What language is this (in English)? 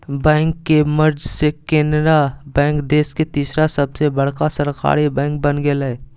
Magahi